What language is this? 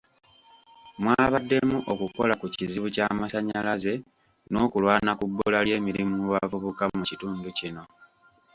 Ganda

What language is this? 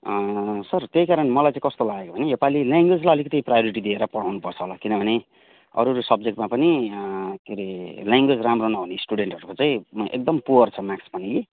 Nepali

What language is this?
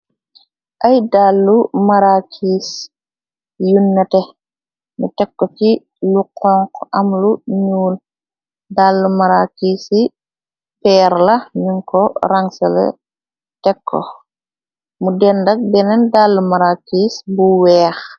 Wolof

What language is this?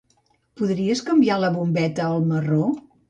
Catalan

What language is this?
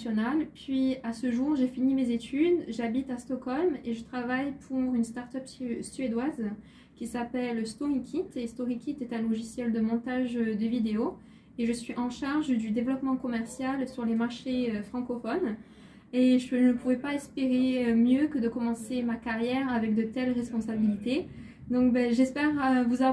French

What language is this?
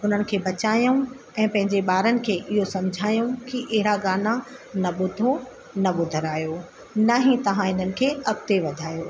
Sindhi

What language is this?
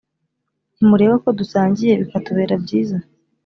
Kinyarwanda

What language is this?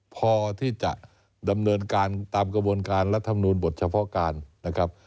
Thai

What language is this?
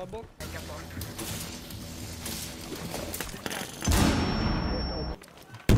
Portuguese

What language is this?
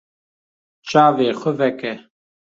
Kurdish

